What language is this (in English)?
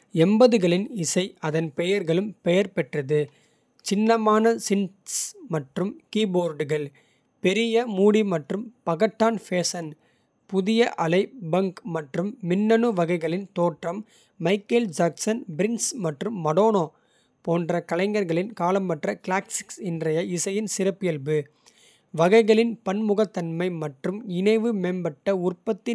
Kota (India)